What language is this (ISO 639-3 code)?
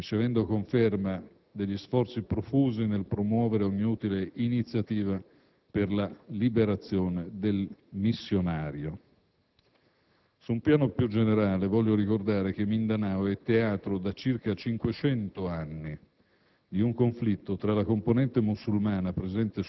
ita